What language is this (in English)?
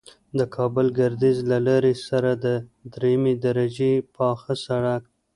Pashto